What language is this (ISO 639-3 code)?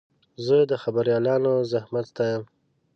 pus